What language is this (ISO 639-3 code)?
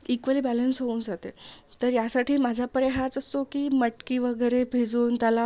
mar